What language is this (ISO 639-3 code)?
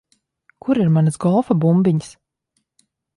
lav